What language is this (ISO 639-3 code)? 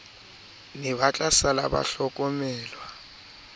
sot